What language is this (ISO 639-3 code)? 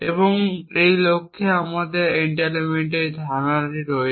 ben